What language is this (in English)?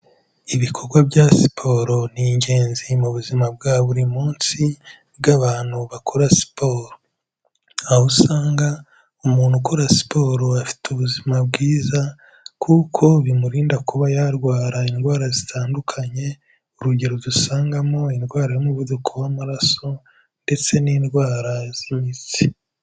Kinyarwanda